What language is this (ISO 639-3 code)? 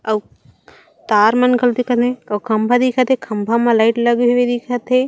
hne